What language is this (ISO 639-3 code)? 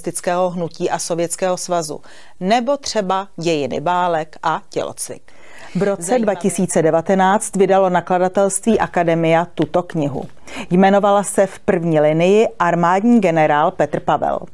ces